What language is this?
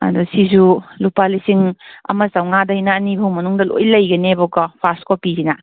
Manipuri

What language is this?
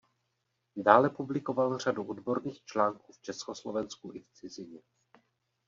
Czech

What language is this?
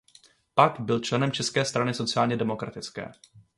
Czech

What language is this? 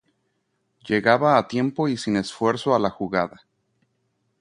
Spanish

